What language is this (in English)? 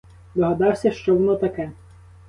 Ukrainian